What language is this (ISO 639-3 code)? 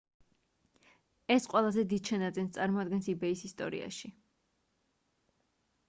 kat